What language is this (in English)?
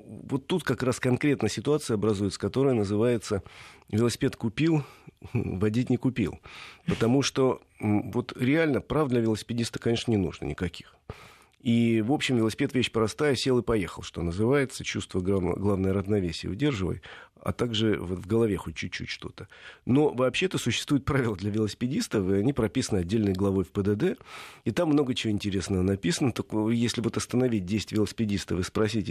Russian